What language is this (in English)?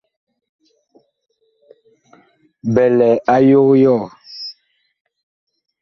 Bakoko